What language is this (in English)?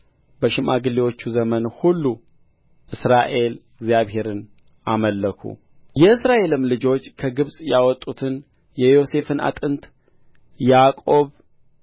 Amharic